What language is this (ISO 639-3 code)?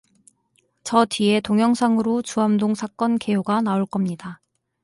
kor